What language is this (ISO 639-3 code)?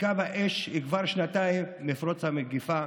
heb